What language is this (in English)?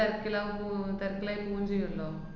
Malayalam